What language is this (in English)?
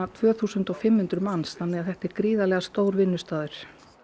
Icelandic